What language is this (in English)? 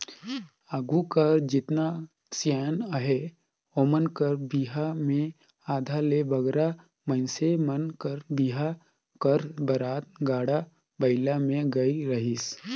Chhattisgarhi